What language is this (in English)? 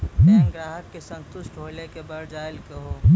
Maithili